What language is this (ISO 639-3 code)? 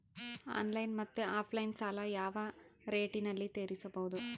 kan